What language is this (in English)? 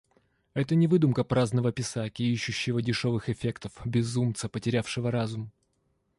Russian